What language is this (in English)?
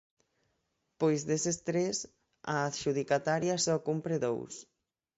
Galician